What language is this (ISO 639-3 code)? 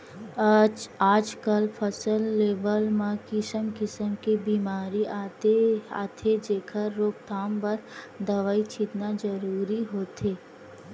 hne